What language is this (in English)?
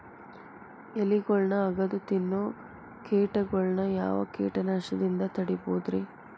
Kannada